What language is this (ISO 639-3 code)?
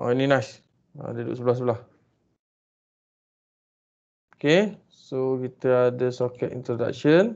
msa